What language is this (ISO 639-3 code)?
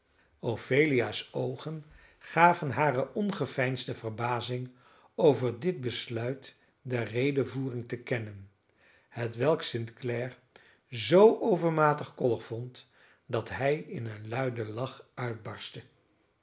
nld